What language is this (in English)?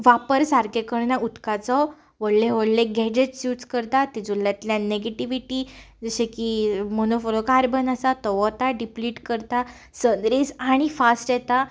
Konkani